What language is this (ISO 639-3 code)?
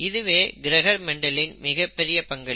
tam